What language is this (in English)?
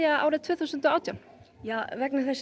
Icelandic